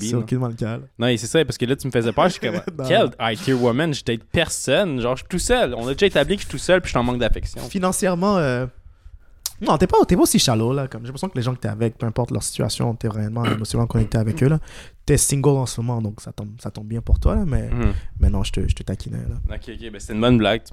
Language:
French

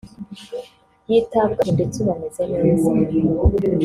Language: Kinyarwanda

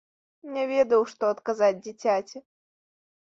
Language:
Belarusian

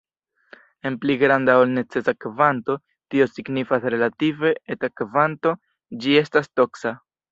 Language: Esperanto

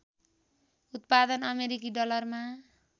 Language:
Nepali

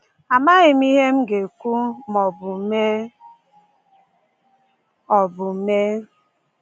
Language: Igbo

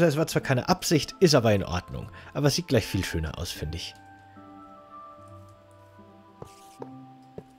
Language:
German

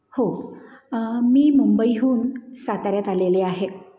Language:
Marathi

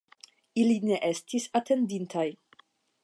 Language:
Esperanto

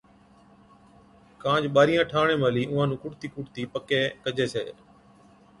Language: Od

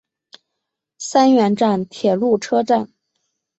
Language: Chinese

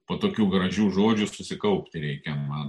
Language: Lithuanian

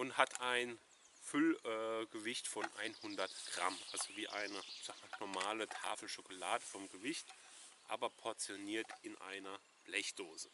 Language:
German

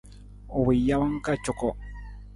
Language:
Nawdm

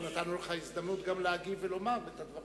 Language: Hebrew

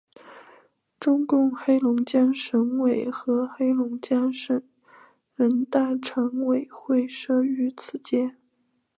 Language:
Chinese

